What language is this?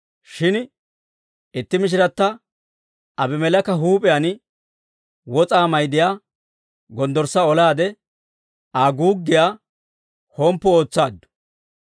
Dawro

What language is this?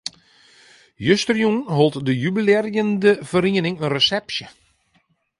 Western Frisian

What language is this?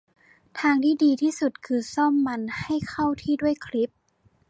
Thai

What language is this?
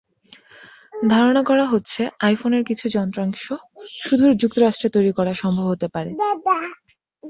Bangla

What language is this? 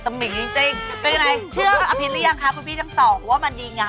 Thai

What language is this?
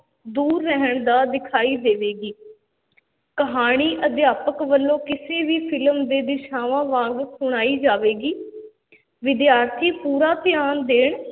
Punjabi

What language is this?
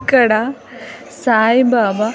Telugu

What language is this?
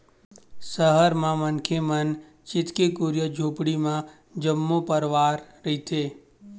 Chhattisgarhi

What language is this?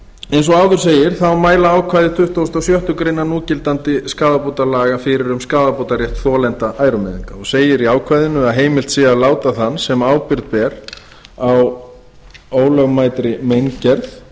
Icelandic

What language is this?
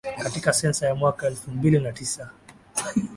Swahili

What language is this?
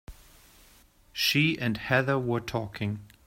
English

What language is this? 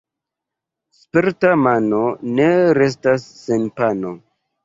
Esperanto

